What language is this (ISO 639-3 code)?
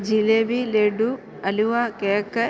mal